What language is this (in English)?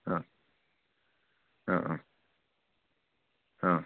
Malayalam